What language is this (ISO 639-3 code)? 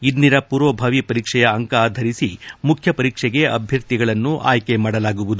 kan